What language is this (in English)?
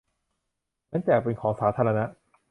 Thai